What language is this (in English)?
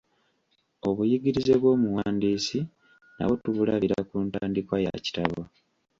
Ganda